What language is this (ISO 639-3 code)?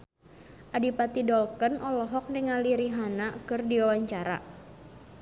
sun